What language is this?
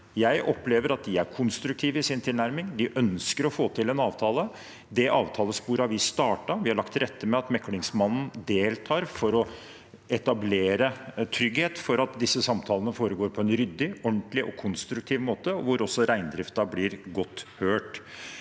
Norwegian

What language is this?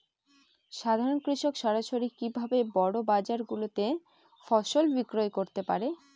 Bangla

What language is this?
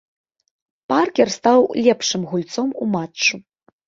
Belarusian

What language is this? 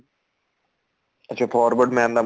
Punjabi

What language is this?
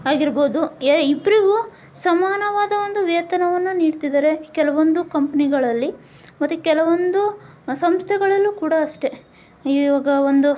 Kannada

